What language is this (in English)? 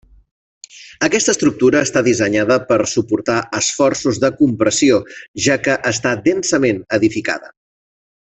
Catalan